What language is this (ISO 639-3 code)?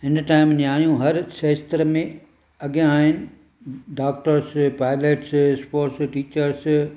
snd